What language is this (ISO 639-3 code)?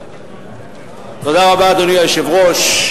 heb